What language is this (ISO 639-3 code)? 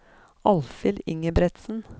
nor